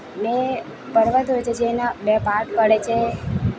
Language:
Gujarati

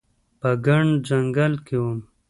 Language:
Pashto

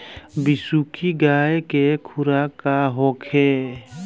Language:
Bhojpuri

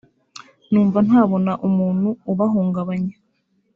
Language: Kinyarwanda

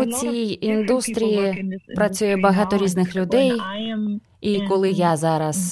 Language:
Ukrainian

